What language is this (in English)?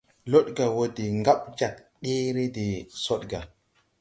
Tupuri